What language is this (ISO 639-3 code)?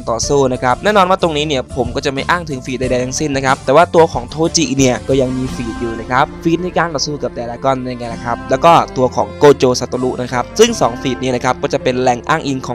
tha